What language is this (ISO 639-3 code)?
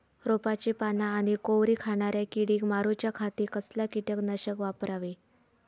mar